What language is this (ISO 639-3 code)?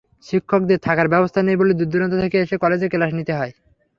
ben